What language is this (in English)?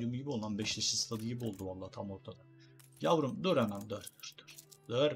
Turkish